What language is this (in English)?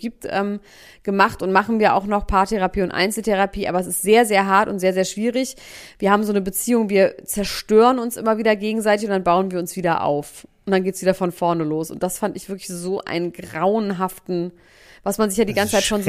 German